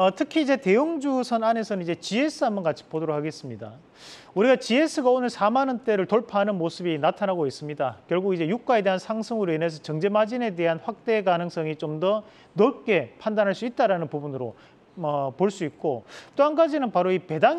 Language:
Korean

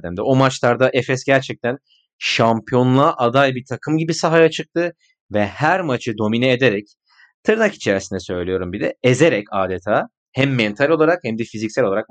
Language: Turkish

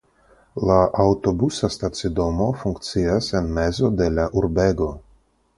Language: Esperanto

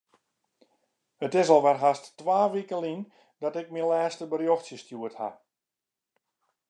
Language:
Western Frisian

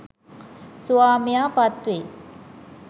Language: Sinhala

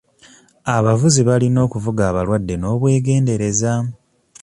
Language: Ganda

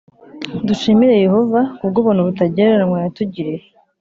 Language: Kinyarwanda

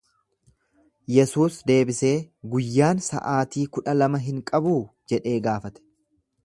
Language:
Oromo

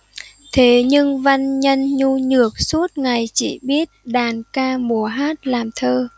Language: Vietnamese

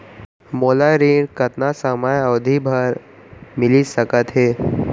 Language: Chhattisgarhi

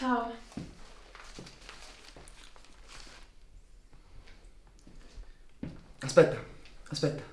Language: Italian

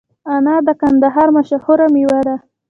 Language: Pashto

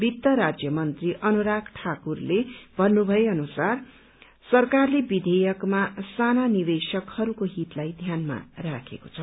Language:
Nepali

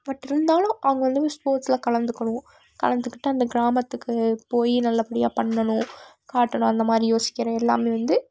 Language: Tamil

